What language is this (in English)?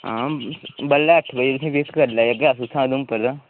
Dogri